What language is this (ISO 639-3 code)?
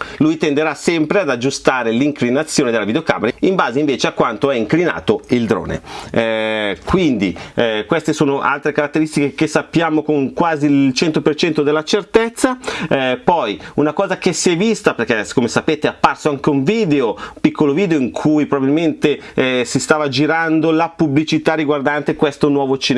ita